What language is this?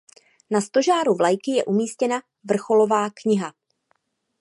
Czech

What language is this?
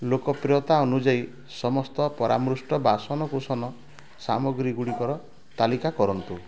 Odia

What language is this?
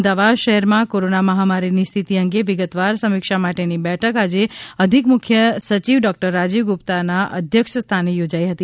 Gujarati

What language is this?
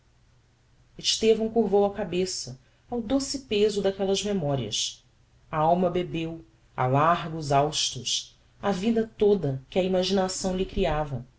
Portuguese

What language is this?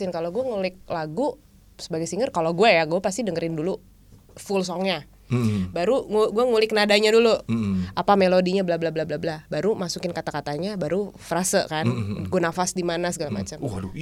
Indonesian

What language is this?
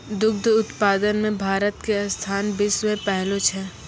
Maithili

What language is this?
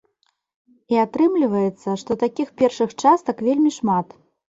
Belarusian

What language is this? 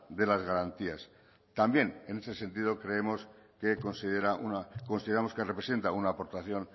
Spanish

